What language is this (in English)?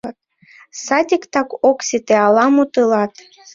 Mari